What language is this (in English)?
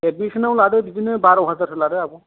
Bodo